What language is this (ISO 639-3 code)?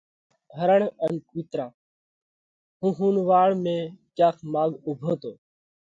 kvx